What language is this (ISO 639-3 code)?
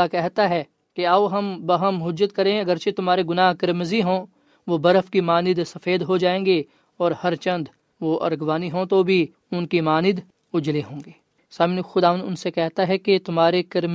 urd